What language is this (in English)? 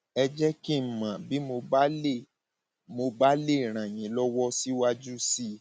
Yoruba